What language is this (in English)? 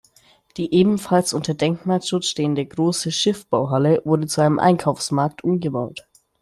German